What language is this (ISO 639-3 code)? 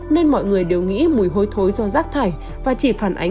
vie